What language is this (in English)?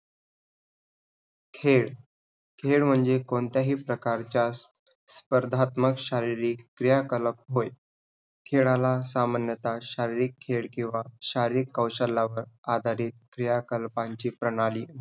Marathi